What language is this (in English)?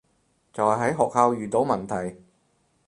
Cantonese